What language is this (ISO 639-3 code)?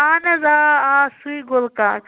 kas